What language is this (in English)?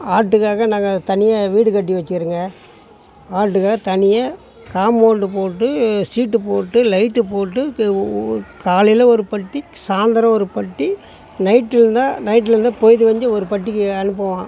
Tamil